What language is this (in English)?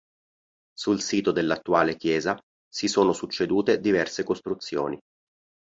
Italian